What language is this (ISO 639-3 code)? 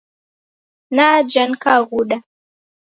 dav